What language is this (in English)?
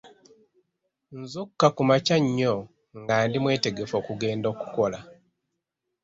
Ganda